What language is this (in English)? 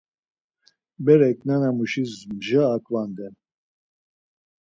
Laz